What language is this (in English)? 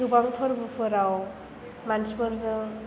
Bodo